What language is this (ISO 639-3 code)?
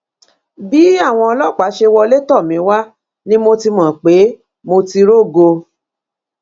yor